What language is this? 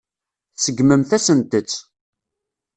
Kabyle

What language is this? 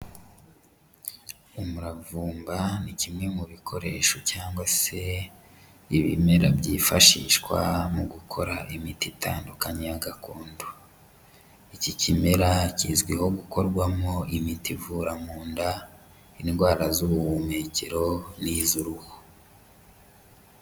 Kinyarwanda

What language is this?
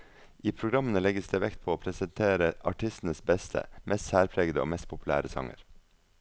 Norwegian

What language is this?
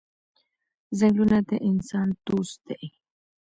Pashto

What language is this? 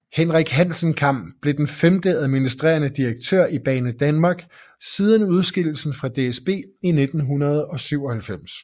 Danish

